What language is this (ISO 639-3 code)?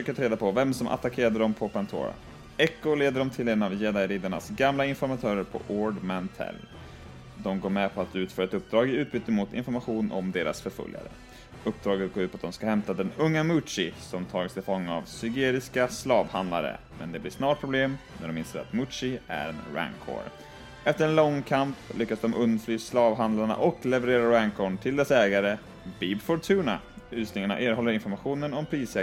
swe